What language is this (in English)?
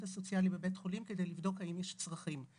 Hebrew